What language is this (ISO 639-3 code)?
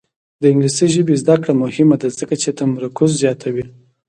pus